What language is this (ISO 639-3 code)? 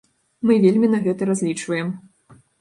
bel